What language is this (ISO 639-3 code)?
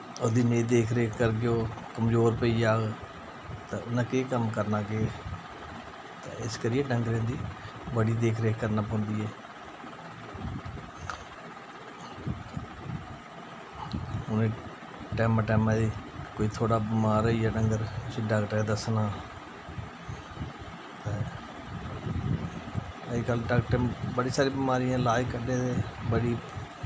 doi